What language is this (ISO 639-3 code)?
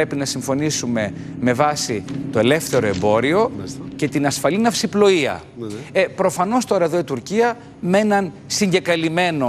ell